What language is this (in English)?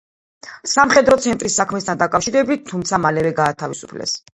Georgian